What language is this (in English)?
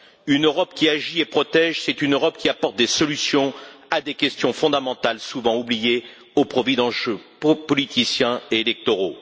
French